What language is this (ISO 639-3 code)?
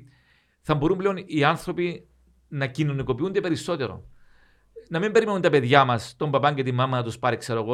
ell